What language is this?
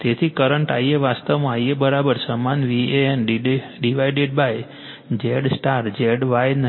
Gujarati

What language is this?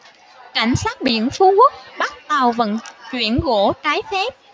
Vietnamese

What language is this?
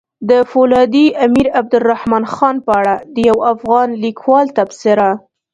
Pashto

